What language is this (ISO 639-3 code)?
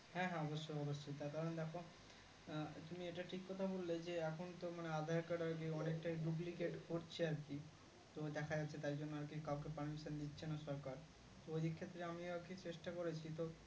ben